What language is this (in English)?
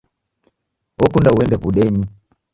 Taita